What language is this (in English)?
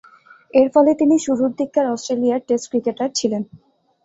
Bangla